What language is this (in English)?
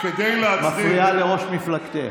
Hebrew